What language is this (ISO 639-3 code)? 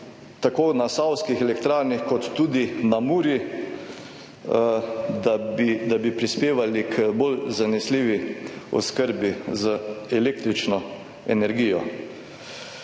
slv